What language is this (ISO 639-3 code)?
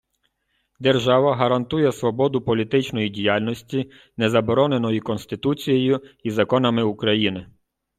ukr